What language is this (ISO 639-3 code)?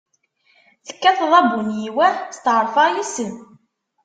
kab